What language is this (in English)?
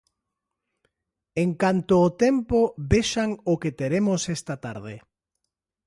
Galician